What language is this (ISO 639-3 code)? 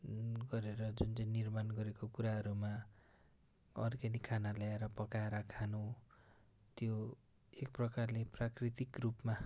nep